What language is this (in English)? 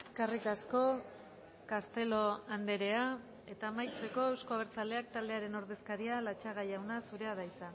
Basque